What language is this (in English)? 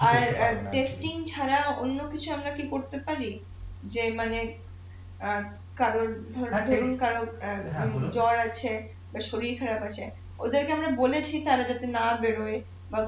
Bangla